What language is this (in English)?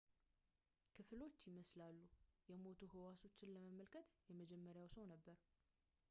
Amharic